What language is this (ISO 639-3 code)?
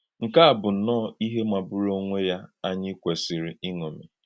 ibo